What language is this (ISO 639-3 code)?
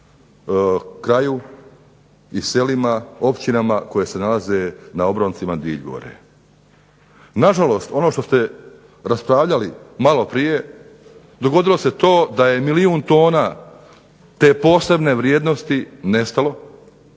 hrv